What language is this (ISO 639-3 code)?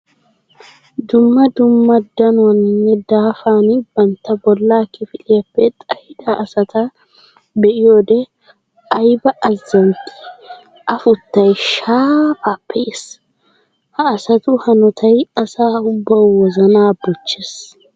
wal